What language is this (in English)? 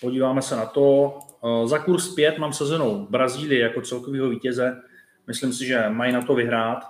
Czech